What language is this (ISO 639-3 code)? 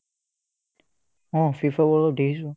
asm